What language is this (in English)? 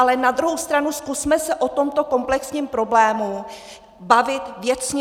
Czech